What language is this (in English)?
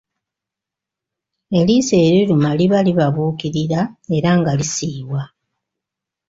Ganda